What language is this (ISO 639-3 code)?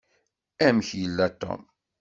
kab